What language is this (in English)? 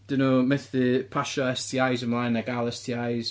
Welsh